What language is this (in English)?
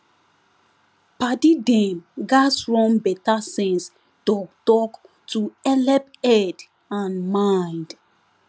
Nigerian Pidgin